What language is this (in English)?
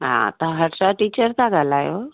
Sindhi